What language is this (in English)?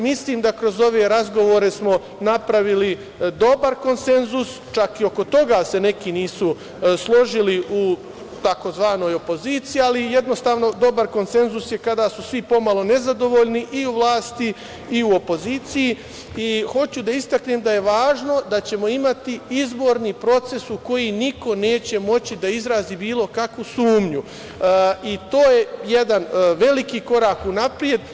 Serbian